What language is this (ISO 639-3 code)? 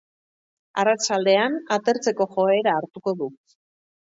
eus